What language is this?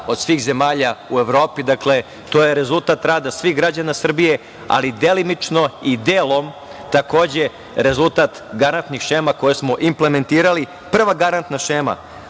Serbian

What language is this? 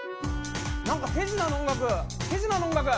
Japanese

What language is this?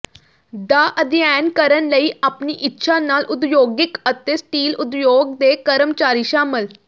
Punjabi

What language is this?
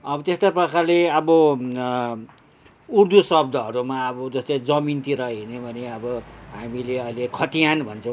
Nepali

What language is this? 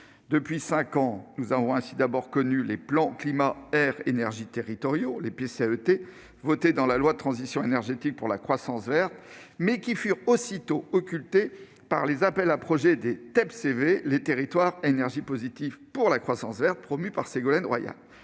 French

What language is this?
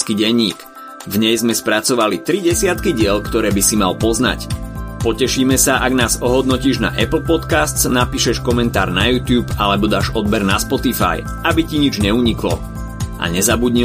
Slovak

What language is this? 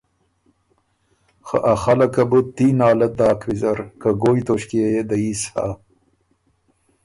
Ormuri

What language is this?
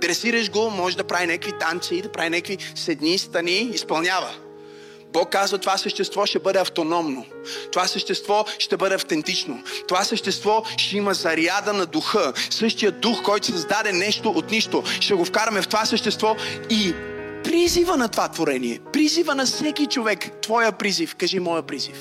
Bulgarian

